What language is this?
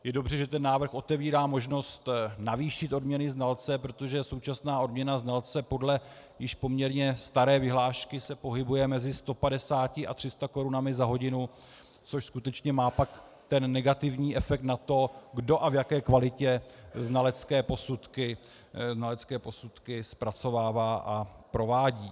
Czech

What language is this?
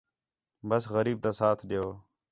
Khetrani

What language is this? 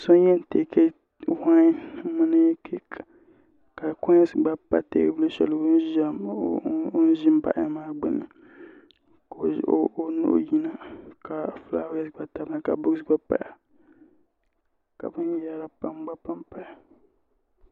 Dagbani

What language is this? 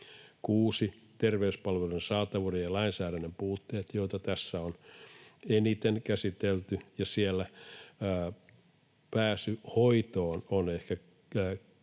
Finnish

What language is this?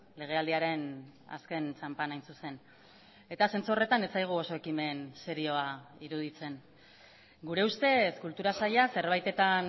Basque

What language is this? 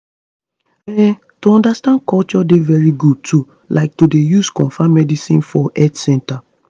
Nigerian Pidgin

